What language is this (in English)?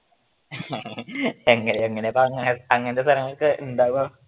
Malayalam